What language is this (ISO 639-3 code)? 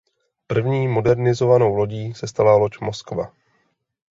ces